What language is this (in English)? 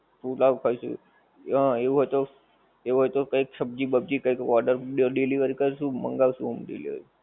Gujarati